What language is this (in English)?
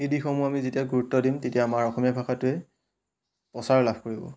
Assamese